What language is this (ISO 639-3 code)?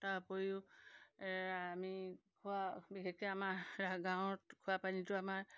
asm